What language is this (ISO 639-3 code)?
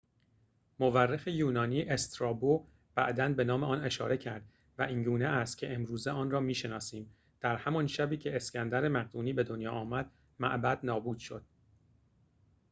fas